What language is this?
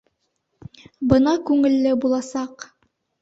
Bashkir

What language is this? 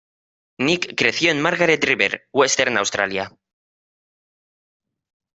Spanish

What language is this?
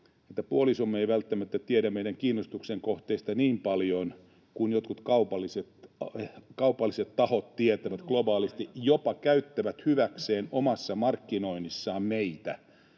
Finnish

